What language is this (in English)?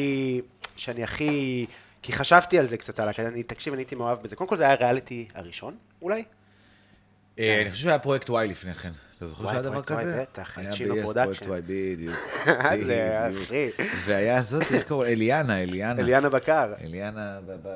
Hebrew